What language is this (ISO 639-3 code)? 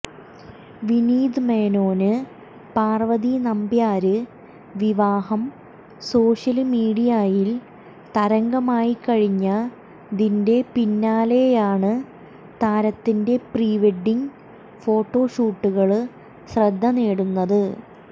mal